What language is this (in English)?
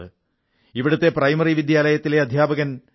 Malayalam